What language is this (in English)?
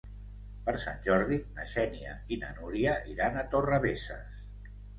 Catalan